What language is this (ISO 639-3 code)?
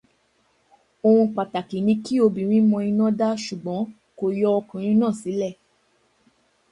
yor